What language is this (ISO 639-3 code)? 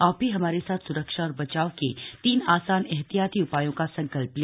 hin